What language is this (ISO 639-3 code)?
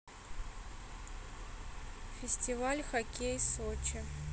rus